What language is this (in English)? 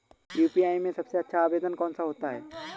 Hindi